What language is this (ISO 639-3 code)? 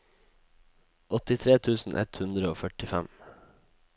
nor